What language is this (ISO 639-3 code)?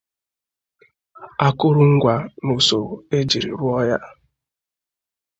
ibo